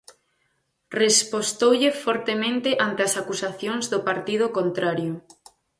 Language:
Galician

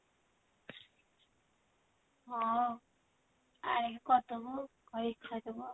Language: Odia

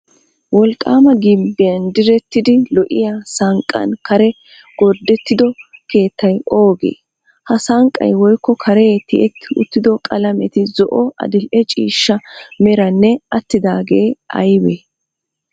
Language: Wolaytta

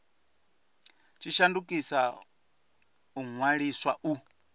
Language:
Venda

